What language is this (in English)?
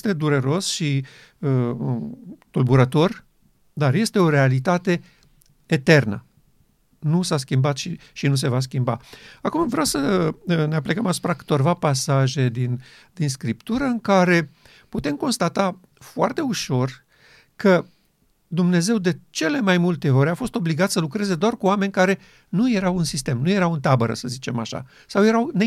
Romanian